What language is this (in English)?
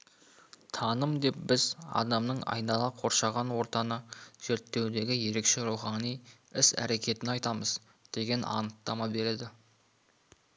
Kazakh